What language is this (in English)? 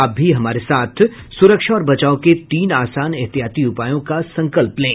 Hindi